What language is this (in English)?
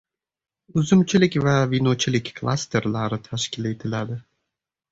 Uzbek